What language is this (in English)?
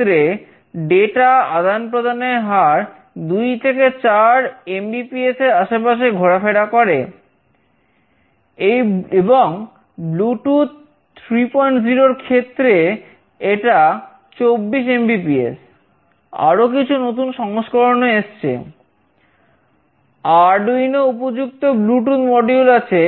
Bangla